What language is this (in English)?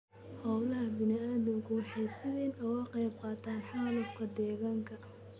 Somali